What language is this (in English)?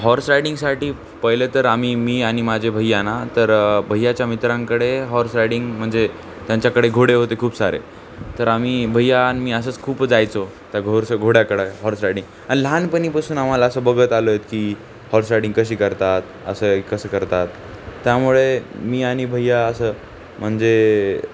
Marathi